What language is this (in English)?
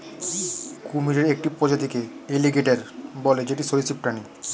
Bangla